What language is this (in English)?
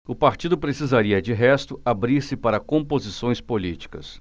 Portuguese